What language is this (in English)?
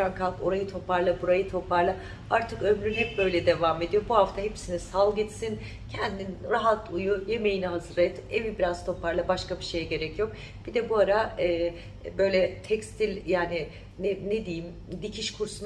Turkish